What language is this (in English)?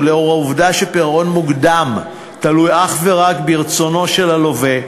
Hebrew